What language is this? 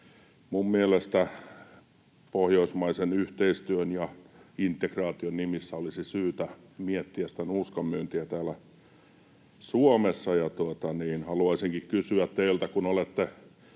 Finnish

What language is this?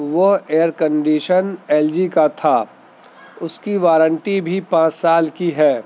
Urdu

